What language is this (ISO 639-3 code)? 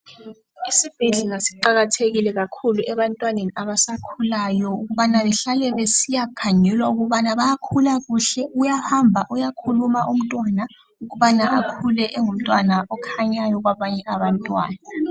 nde